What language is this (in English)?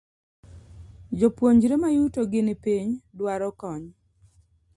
Luo (Kenya and Tanzania)